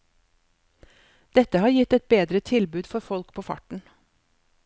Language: Norwegian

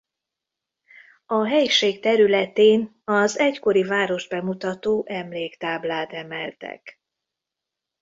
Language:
Hungarian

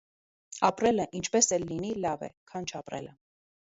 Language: Armenian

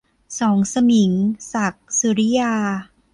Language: Thai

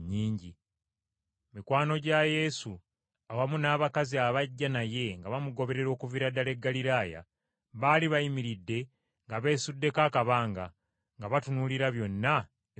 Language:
Ganda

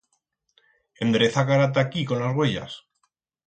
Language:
Aragonese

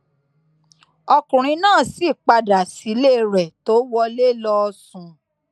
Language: Yoruba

